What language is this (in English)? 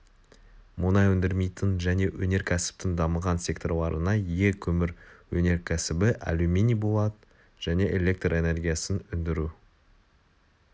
Kazakh